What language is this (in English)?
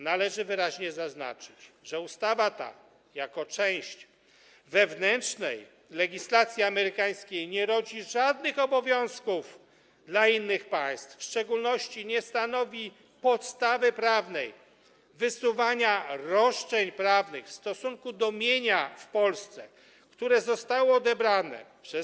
Polish